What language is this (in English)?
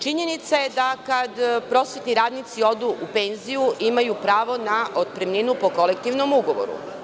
Serbian